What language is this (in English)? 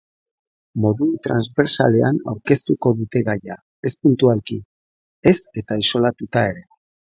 Basque